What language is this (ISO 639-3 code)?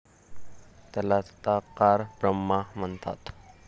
mar